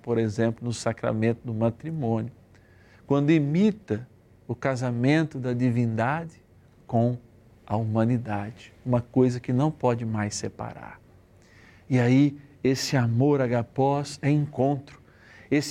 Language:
Portuguese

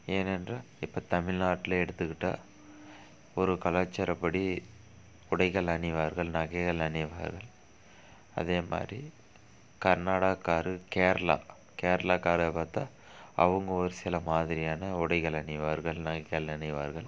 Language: Tamil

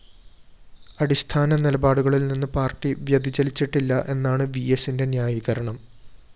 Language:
Malayalam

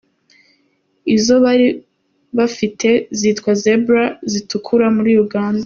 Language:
Kinyarwanda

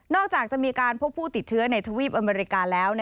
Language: Thai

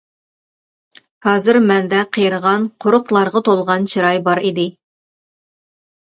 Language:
Uyghur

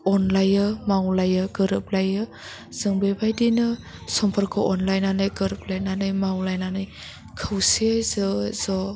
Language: Bodo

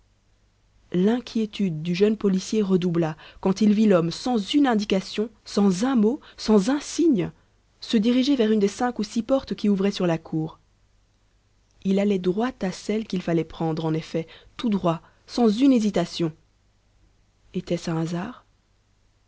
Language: French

